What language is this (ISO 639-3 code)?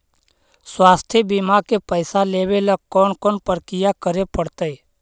mag